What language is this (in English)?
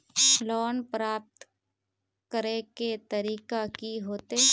Magahi